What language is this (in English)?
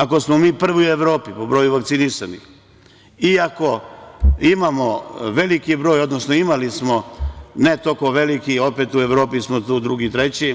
Serbian